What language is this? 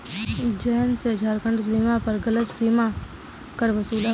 Hindi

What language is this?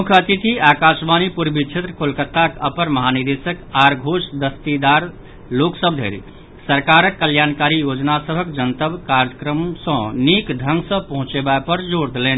Maithili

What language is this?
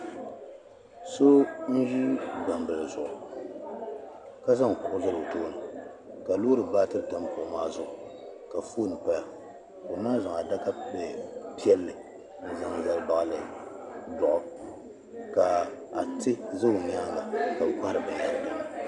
Dagbani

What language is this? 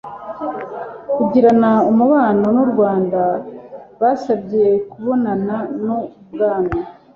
Kinyarwanda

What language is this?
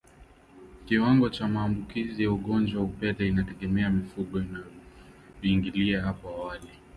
Swahili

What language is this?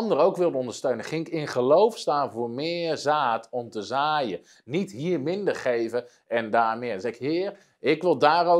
Dutch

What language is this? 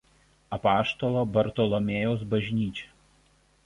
Lithuanian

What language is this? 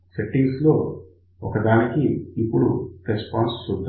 Telugu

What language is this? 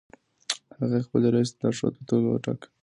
Pashto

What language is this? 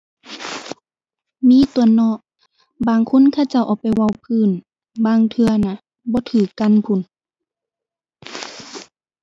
Thai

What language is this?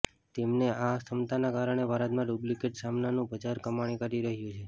Gujarati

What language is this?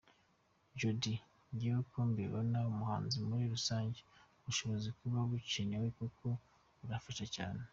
Kinyarwanda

